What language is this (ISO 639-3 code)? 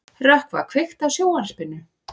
isl